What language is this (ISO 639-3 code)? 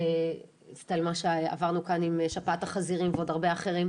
heb